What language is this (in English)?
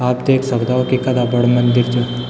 Garhwali